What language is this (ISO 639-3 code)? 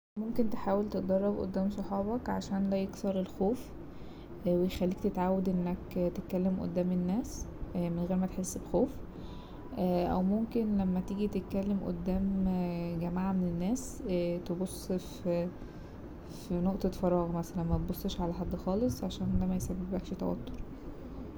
arz